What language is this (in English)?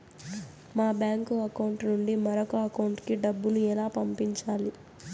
Telugu